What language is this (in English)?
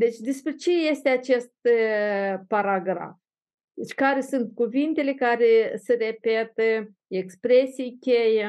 Romanian